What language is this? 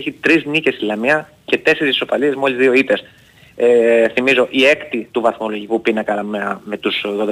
Greek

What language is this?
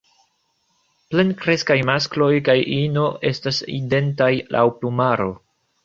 Esperanto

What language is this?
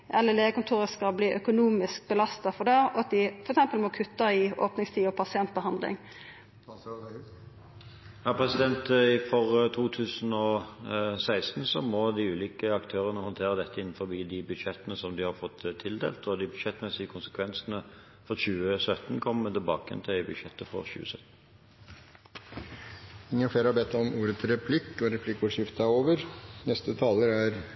Norwegian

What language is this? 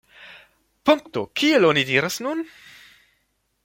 Esperanto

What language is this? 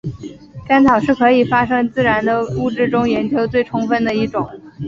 Chinese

